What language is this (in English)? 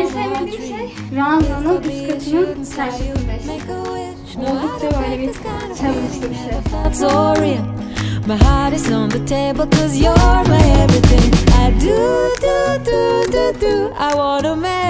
Turkish